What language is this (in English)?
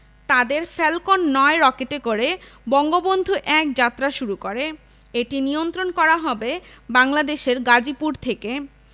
Bangla